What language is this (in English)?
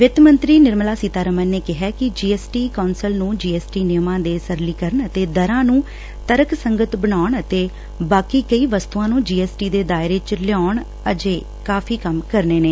Punjabi